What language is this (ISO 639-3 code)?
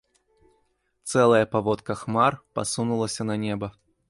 bel